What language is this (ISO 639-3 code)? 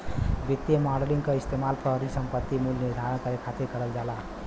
bho